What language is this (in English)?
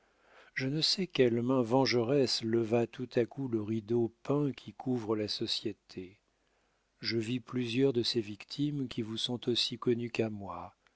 French